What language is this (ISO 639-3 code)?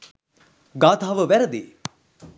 sin